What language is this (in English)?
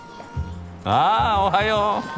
Japanese